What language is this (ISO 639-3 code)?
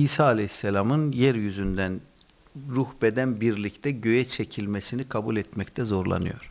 tur